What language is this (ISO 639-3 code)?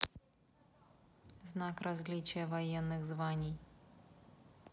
rus